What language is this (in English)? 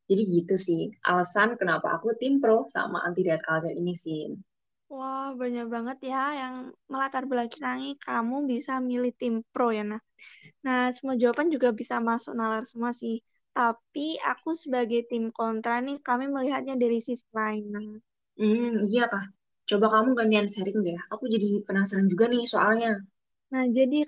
Indonesian